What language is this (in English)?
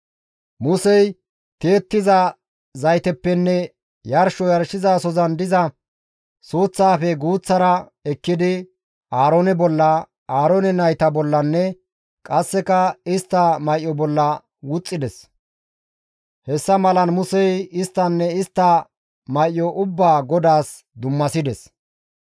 Gamo